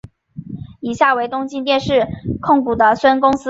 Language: Chinese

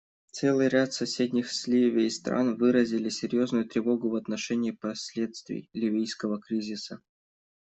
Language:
Russian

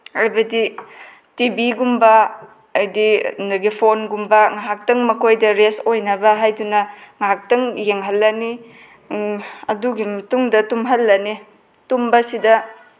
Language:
Manipuri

